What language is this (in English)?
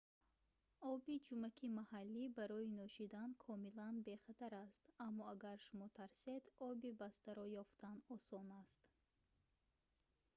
Tajik